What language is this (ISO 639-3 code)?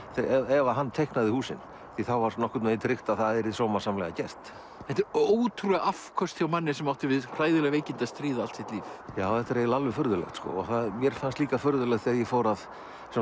isl